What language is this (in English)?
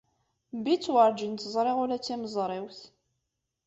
Kabyle